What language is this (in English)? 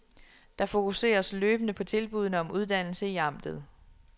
Danish